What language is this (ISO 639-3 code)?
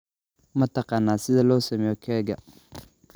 som